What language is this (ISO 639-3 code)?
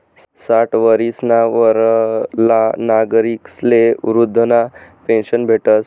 mar